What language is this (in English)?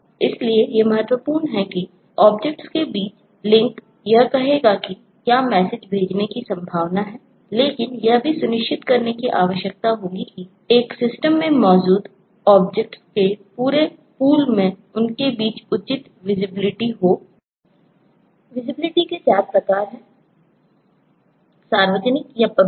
Hindi